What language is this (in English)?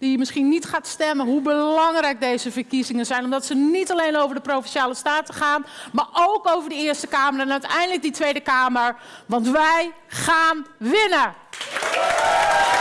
Dutch